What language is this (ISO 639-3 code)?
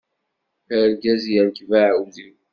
kab